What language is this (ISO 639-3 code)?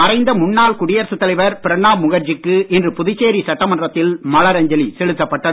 tam